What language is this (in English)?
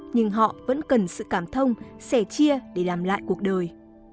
Vietnamese